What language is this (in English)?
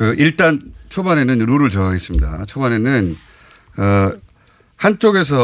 Korean